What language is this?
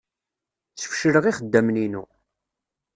Kabyle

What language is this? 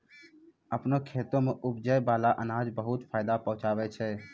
Maithili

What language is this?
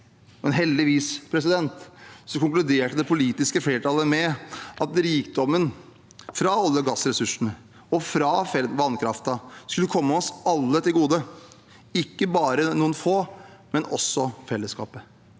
Norwegian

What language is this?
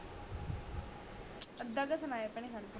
Punjabi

